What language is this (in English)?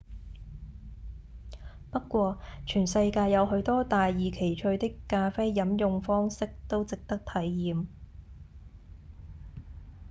Cantonese